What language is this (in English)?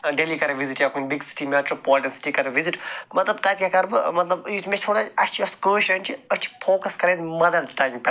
Kashmiri